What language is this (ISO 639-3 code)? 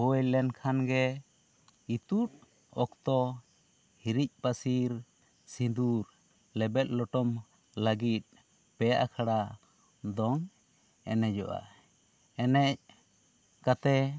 sat